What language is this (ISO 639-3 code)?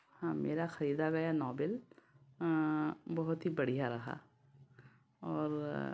hin